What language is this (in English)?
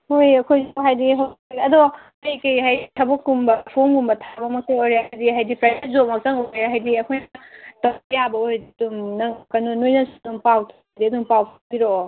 Manipuri